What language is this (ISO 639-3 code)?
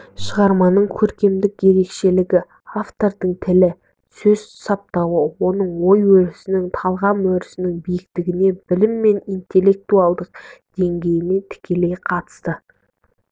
kaz